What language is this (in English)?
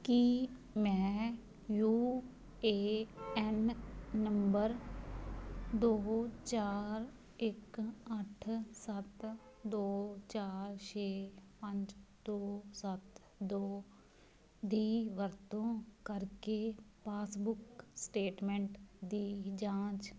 Punjabi